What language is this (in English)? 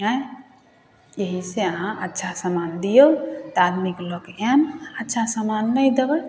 Maithili